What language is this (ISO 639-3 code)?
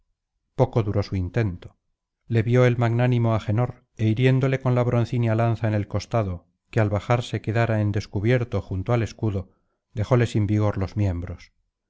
spa